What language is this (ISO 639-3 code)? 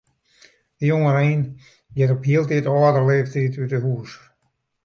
fry